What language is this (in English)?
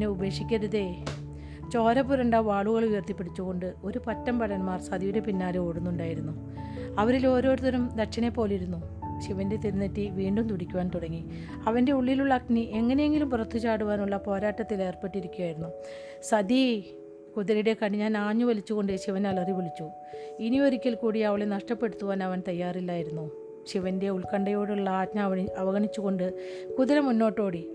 Malayalam